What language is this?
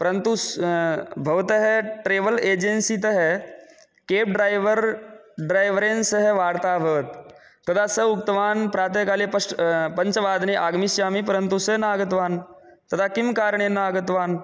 Sanskrit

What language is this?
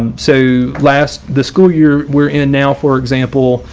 English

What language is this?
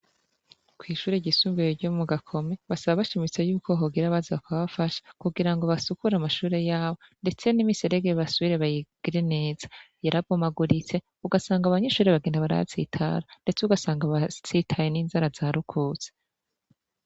Rundi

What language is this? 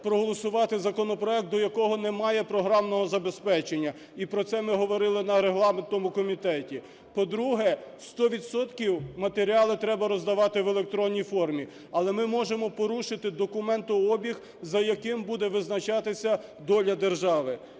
Ukrainian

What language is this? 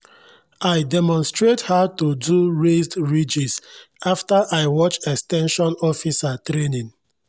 Nigerian Pidgin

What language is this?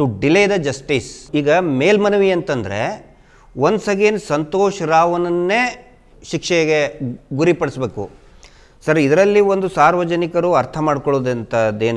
Hindi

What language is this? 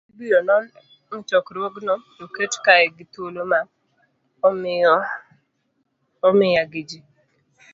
Luo (Kenya and Tanzania)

